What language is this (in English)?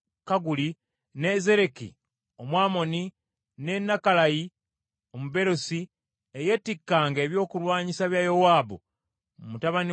Ganda